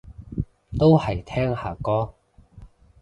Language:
Cantonese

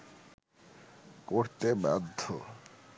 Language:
Bangla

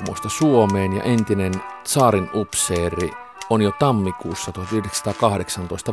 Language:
Finnish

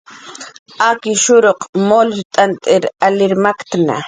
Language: Jaqaru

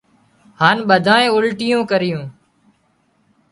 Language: Wadiyara Koli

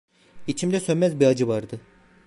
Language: Turkish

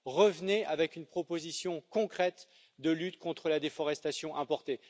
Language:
French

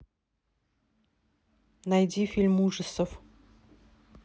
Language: Russian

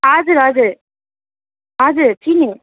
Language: Nepali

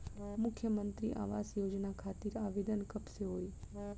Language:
Bhojpuri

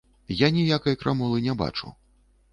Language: Belarusian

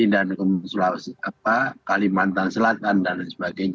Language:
Indonesian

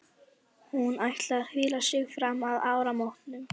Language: Icelandic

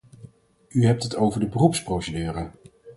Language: Dutch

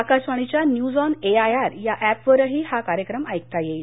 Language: Marathi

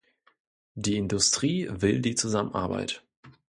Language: German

